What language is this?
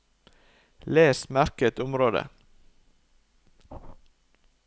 Norwegian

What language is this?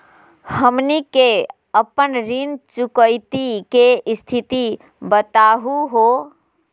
Magahi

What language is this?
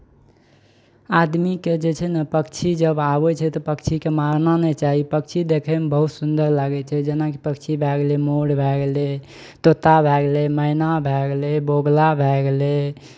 Maithili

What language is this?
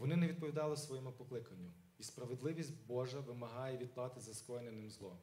Ukrainian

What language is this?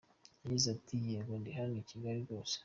Kinyarwanda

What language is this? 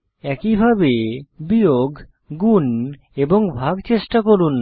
Bangla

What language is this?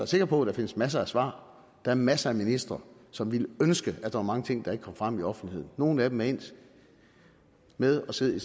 Danish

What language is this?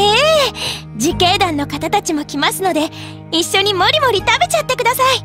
Japanese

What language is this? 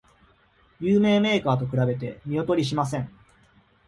Japanese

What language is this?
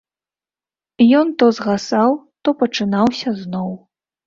Belarusian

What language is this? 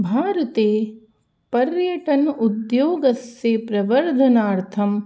Sanskrit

